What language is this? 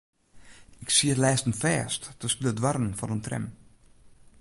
Western Frisian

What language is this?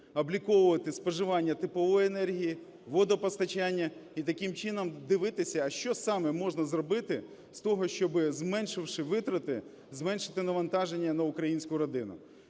Ukrainian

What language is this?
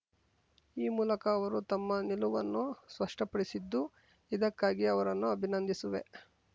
Kannada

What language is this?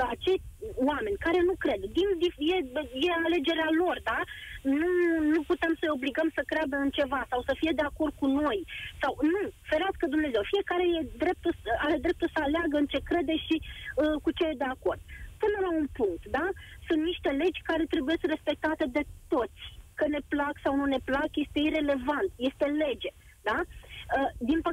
Romanian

